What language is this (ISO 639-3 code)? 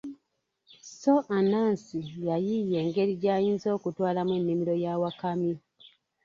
lug